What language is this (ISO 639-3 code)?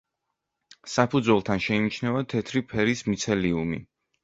kat